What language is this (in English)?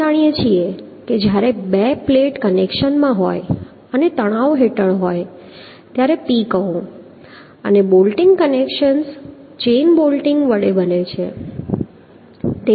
Gujarati